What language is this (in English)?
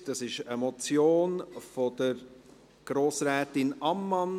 Swiss German